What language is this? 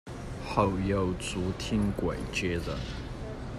Chinese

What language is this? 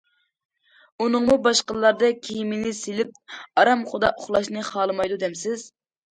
Uyghur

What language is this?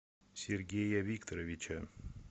Russian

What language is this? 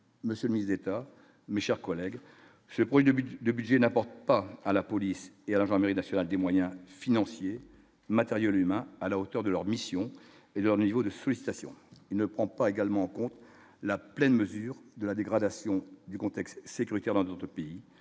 French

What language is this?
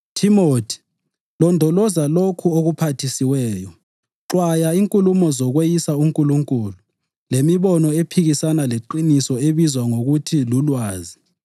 North Ndebele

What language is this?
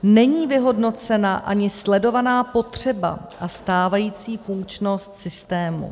Czech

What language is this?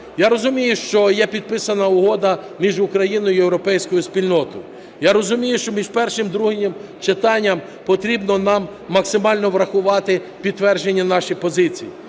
Ukrainian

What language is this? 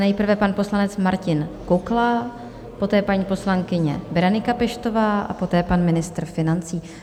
Czech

